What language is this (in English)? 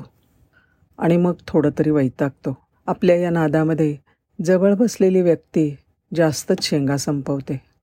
Marathi